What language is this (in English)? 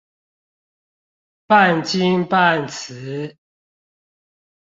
Chinese